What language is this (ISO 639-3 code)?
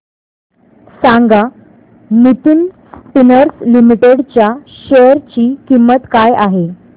mar